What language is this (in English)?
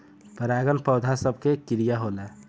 Bhojpuri